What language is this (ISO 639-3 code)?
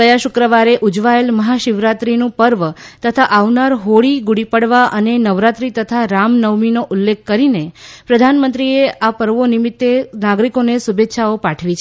guj